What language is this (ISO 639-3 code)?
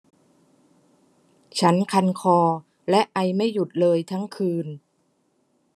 tha